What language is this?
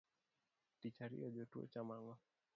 Luo (Kenya and Tanzania)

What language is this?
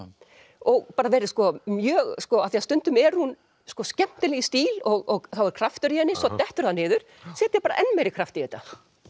Icelandic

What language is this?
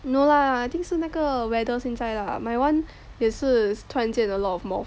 English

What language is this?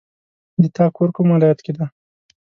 Pashto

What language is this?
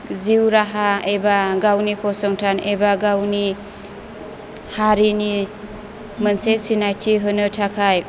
Bodo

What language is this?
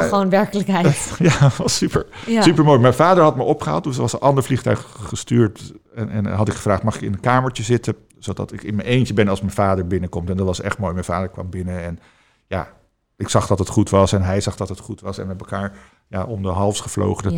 Dutch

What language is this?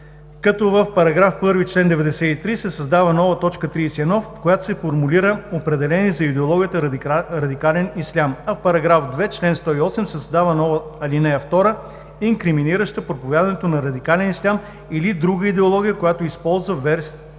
Bulgarian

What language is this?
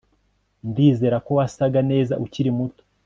Kinyarwanda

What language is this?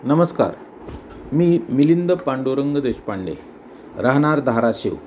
Marathi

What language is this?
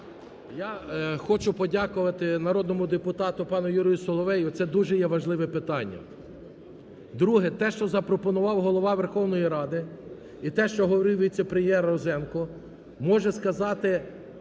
Ukrainian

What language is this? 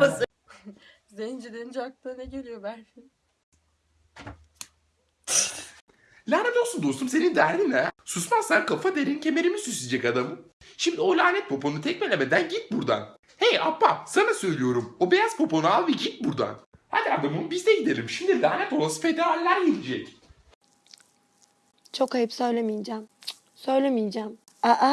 Turkish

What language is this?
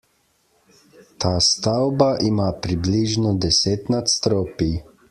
Slovenian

